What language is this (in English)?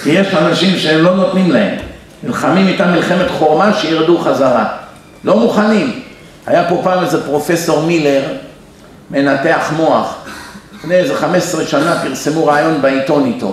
Hebrew